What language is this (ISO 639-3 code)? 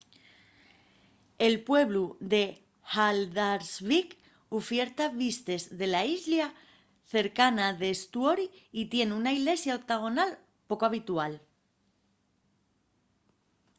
ast